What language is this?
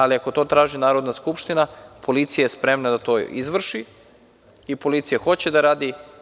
Serbian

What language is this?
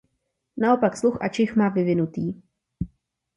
Czech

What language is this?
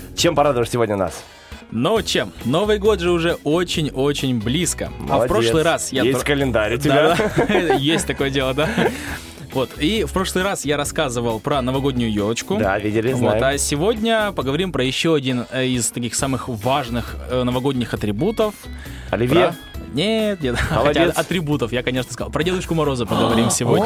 Russian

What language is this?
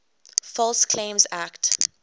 English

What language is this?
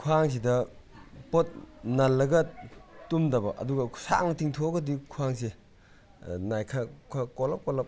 Manipuri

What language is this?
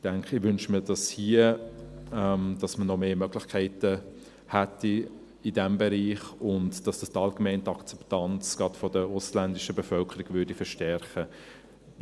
Swiss German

